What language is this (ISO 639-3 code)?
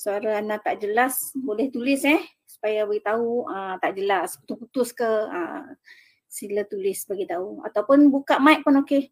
msa